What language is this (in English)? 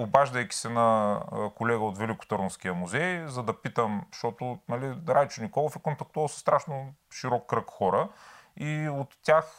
Bulgarian